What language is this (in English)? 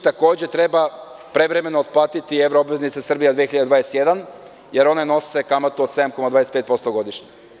Serbian